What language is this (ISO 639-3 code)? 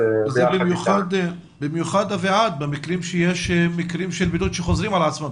heb